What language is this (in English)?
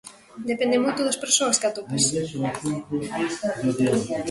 Galician